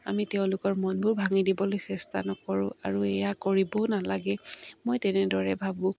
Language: Assamese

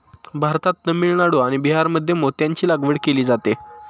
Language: Marathi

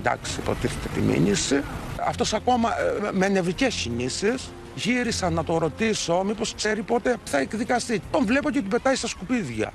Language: Greek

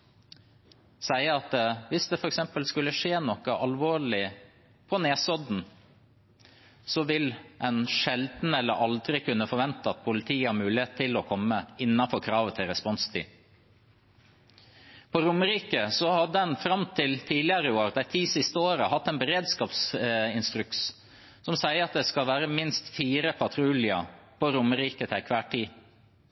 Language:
Norwegian Bokmål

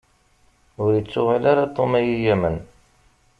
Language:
Kabyle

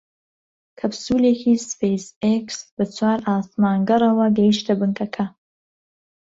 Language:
Central Kurdish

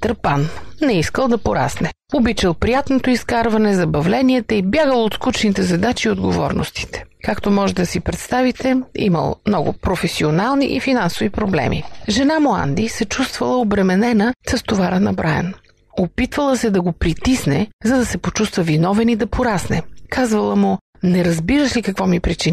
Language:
Bulgarian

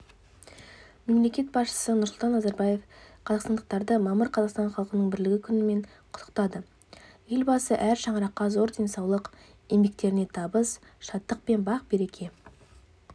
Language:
Kazakh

